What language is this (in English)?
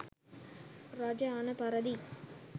Sinhala